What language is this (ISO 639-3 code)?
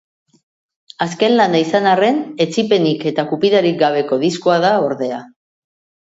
eus